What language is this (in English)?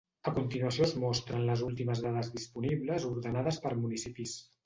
Catalan